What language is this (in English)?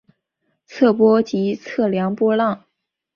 Chinese